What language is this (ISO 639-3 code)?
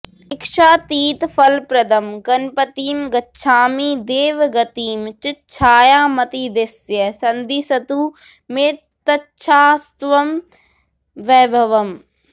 san